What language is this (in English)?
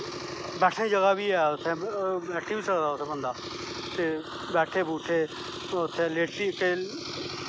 Dogri